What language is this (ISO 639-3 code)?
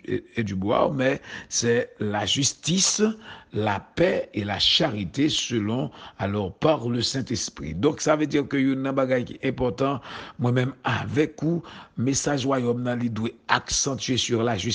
fra